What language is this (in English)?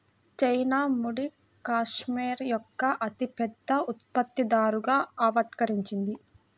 Telugu